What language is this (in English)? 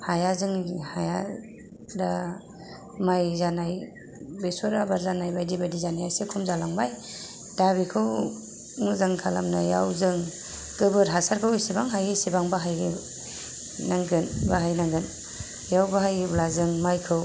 Bodo